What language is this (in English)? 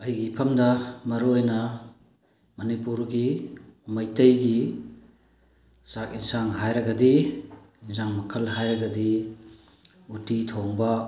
Manipuri